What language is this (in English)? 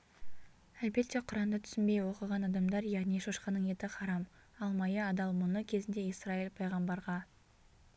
Kazakh